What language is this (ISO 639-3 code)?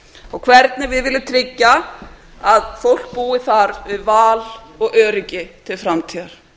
isl